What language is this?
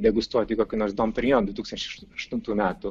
Lithuanian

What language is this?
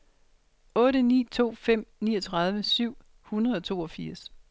Danish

